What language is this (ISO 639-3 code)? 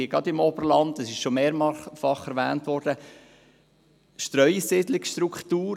gsw